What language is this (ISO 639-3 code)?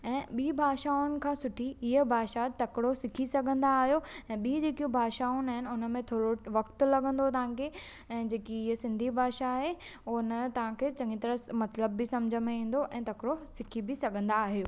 snd